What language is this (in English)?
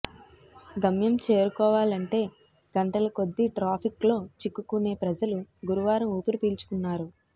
Telugu